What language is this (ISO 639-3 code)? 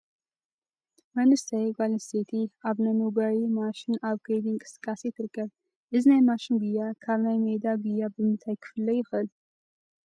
tir